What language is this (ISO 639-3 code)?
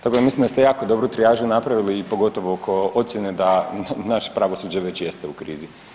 hrv